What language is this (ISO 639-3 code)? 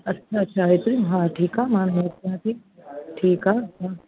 snd